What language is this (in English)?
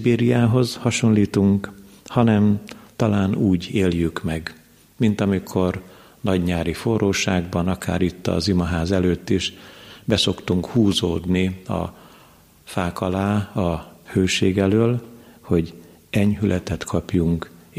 Hungarian